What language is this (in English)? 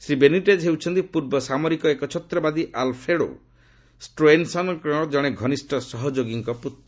Odia